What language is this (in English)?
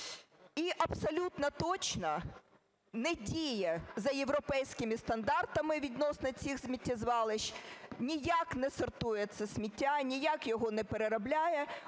Ukrainian